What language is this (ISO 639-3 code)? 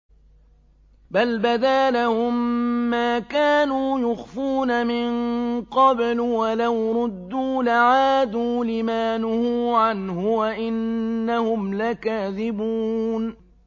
ara